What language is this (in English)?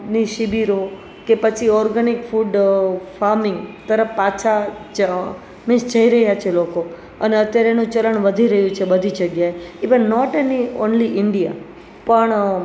Gujarati